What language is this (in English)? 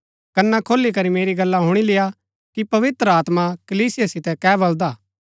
Gaddi